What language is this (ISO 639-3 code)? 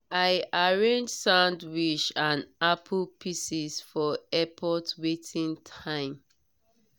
pcm